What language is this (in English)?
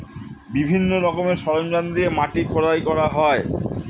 Bangla